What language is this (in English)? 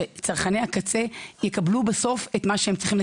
Hebrew